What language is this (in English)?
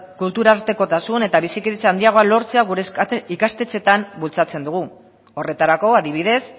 Basque